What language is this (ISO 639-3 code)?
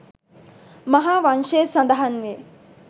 sin